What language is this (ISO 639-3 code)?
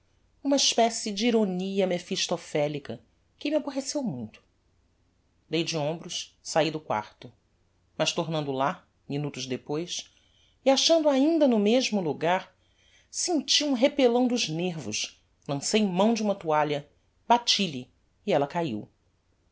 por